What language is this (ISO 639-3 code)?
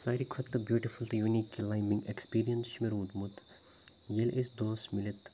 kas